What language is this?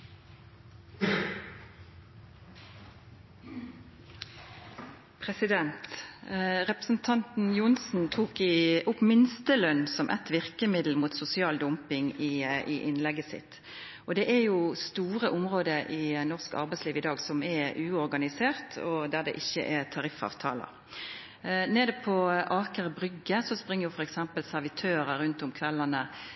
Norwegian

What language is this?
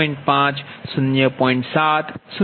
Gujarati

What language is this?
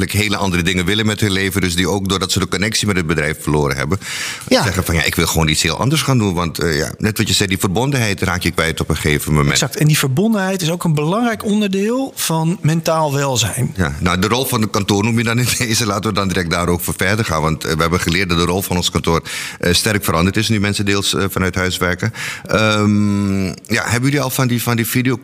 Dutch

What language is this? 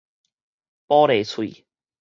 Min Nan Chinese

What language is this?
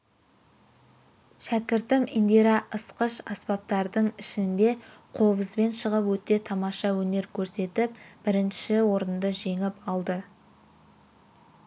Kazakh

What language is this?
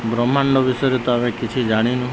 Odia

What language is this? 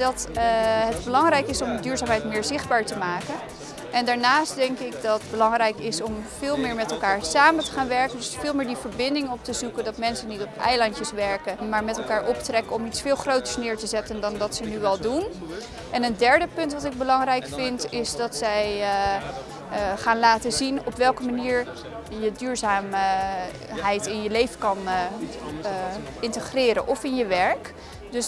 Dutch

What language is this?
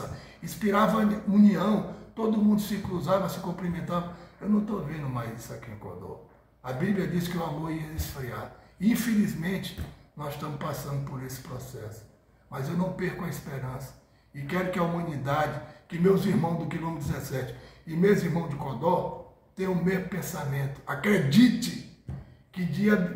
Portuguese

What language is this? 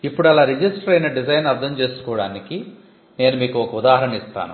Telugu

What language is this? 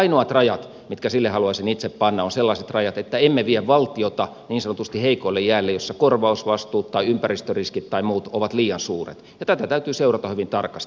Finnish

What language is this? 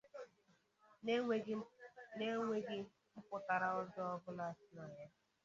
Igbo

